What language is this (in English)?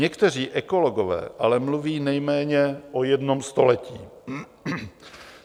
Czech